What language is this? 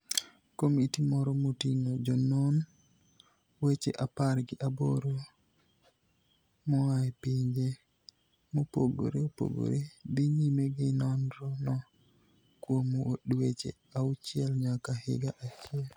Luo (Kenya and Tanzania)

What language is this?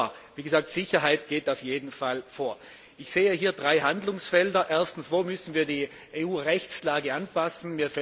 German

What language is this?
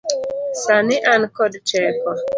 Luo (Kenya and Tanzania)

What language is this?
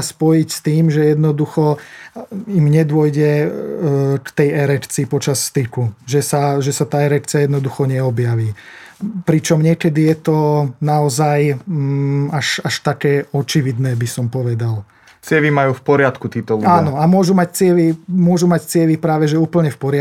Slovak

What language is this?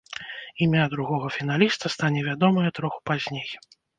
Belarusian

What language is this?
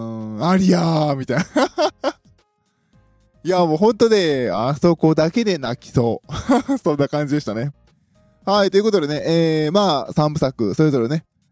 Japanese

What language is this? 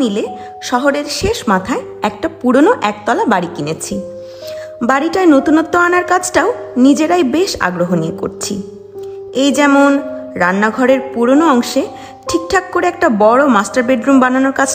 Bangla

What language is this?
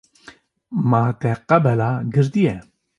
Kurdish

